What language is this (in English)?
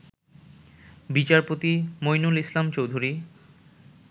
Bangla